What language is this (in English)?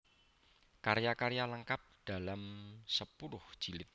Javanese